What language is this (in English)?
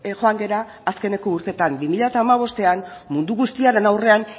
Basque